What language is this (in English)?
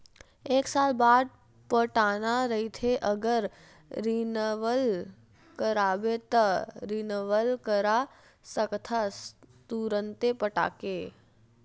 Chhattisgarhi